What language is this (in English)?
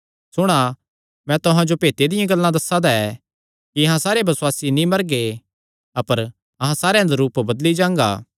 Kangri